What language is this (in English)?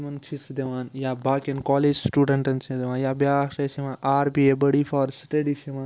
Kashmiri